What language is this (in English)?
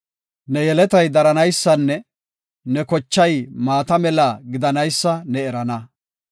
Gofa